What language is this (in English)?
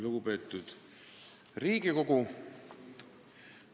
Estonian